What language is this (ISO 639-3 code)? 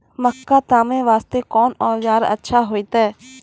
mai